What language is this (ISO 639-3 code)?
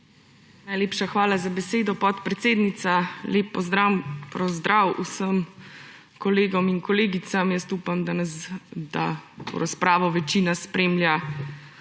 slv